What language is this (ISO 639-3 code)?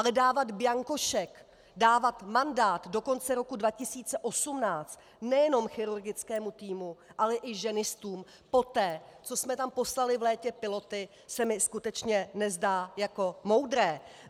ces